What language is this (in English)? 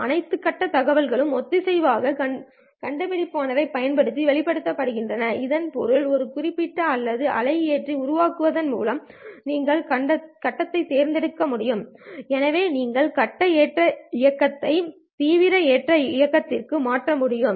Tamil